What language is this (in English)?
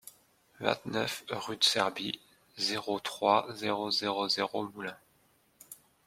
French